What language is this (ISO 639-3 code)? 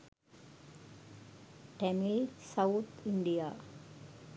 sin